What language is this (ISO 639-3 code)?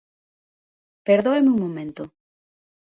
glg